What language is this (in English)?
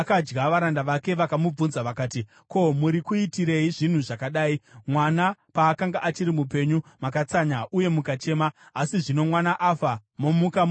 Shona